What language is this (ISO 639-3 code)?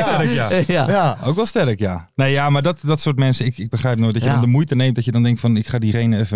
nld